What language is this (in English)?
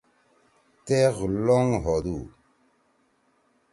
Torwali